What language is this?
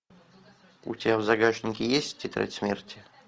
Russian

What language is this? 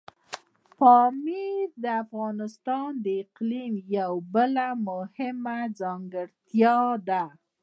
Pashto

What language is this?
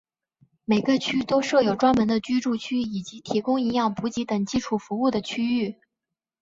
Chinese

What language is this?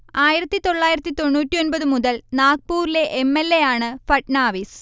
Malayalam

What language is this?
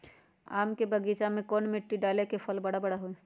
Magahi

